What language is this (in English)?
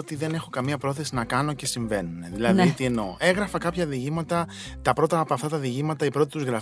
Greek